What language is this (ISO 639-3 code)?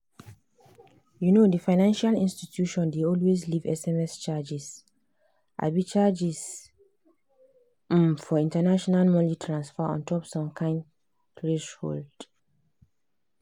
pcm